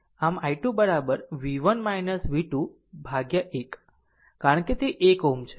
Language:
Gujarati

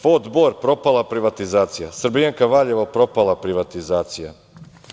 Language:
Serbian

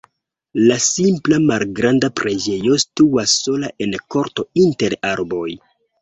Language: Esperanto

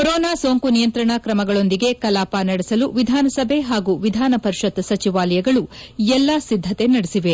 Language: Kannada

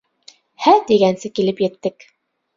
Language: Bashkir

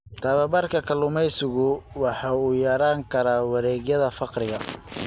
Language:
Somali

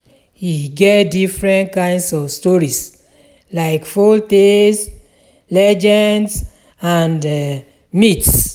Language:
Nigerian Pidgin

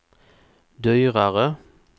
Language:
Swedish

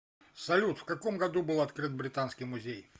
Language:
Russian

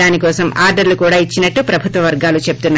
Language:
Telugu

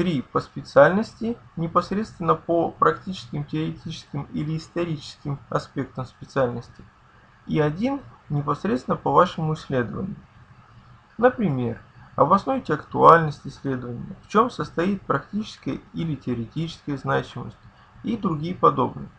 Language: Russian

